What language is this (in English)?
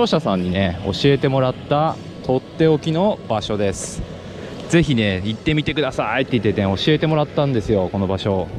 Japanese